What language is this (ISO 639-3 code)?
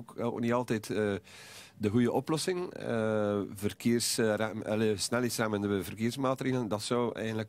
nld